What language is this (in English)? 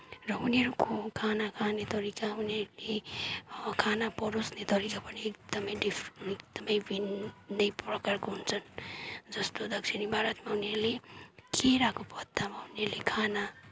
Nepali